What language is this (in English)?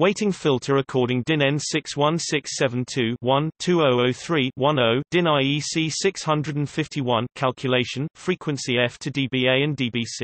English